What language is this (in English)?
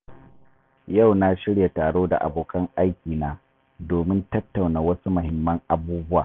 Hausa